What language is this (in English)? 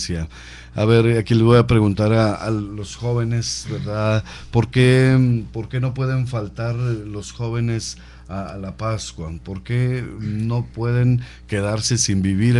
Spanish